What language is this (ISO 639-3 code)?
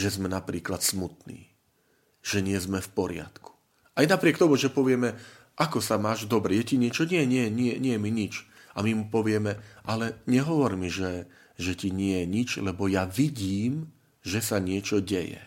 slk